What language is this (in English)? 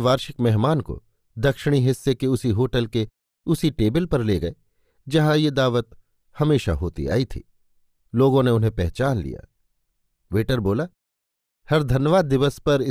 Hindi